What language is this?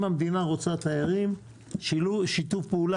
Hebrew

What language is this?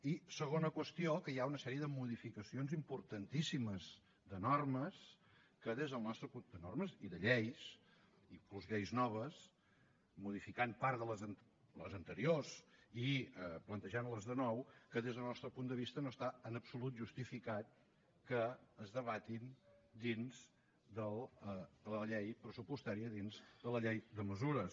Catalan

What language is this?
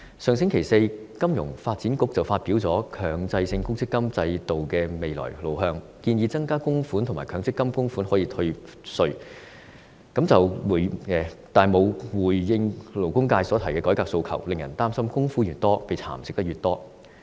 Cantonese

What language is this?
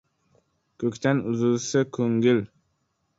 Uzbek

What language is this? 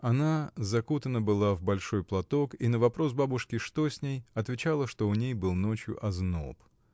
Russian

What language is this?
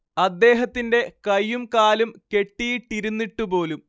Malayalam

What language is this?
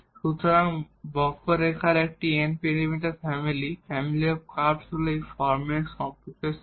Bangla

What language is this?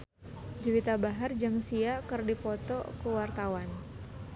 Sundanese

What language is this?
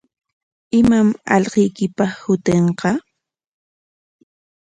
Corongo Ancash Quechua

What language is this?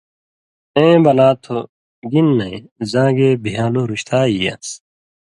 Indus Kohistani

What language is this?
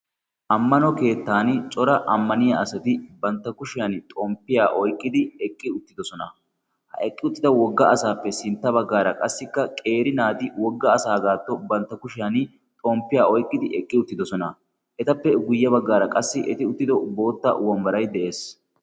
Wolaytta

